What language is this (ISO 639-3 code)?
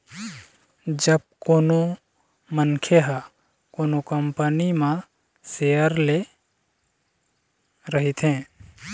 hne